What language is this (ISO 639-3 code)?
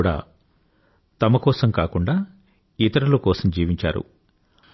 tel